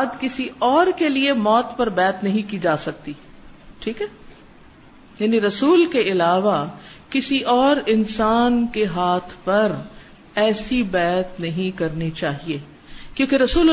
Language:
Urdu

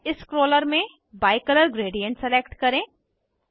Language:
Hindi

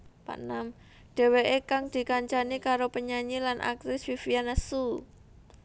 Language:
Javanese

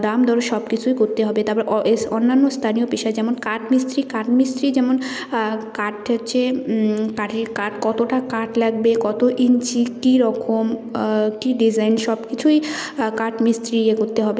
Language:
Bangla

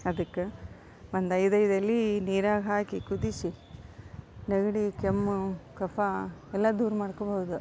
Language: Kannada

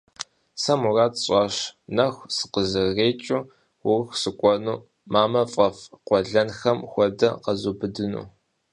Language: Kabardian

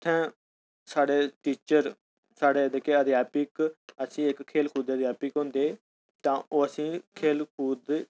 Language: Dogri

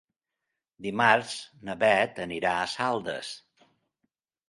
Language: Catalan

